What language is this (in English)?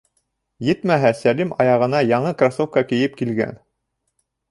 Bashkir